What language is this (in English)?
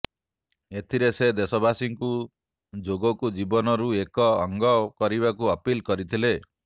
Odia